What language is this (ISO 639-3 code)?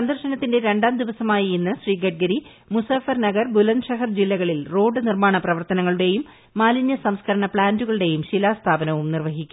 mal